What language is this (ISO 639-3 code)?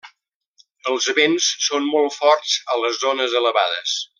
cat